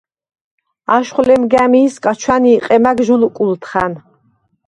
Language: Svan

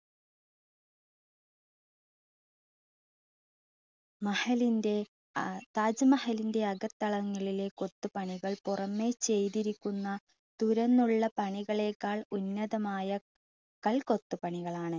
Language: Malayalam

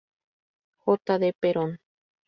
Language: Spanish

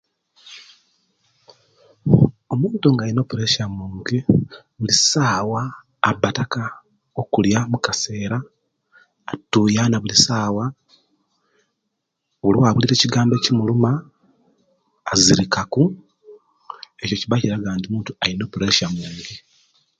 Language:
Kenyi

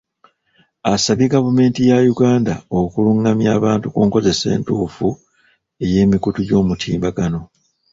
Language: Ganda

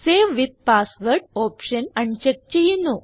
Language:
Malayalam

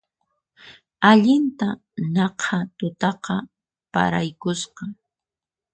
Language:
Puno Quechua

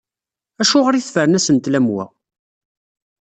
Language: Kabyle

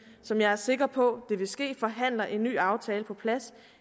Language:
Danish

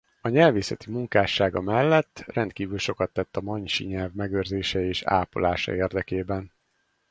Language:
Hungarian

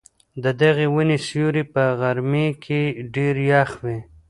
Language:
Pashto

